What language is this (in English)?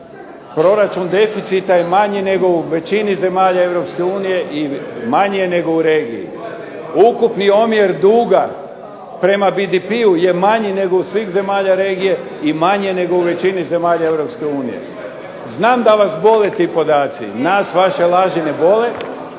Croatian